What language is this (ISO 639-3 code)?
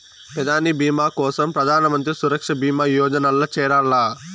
tel